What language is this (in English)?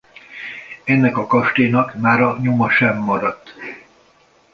Hungarian